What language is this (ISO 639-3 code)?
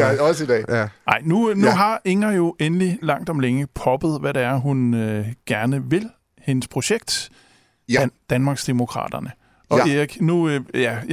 dan